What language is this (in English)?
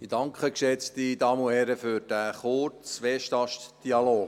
Swiss German